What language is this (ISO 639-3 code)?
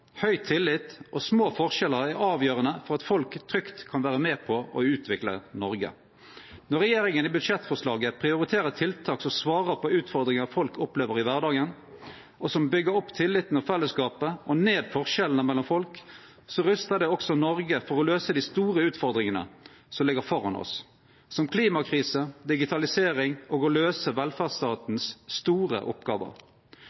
nno